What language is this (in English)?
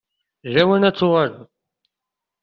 Kabyle